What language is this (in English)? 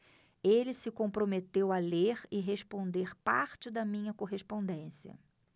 Portuguese